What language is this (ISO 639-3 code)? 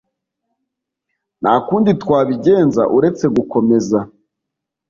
kin